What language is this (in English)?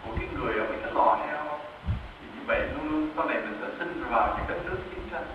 Vietnamese